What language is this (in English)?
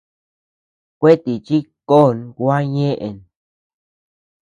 Tepeuxila Cuicatec